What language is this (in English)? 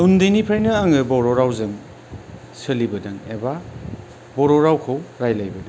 Bodo